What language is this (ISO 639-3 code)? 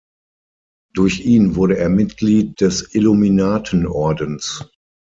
deu